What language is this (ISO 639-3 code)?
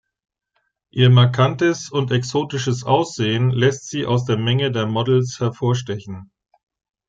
deu